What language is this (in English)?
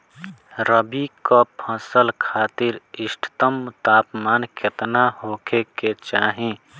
Bhojpuri